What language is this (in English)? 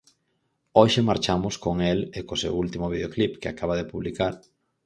Galician